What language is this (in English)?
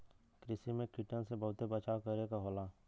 Bhojpuri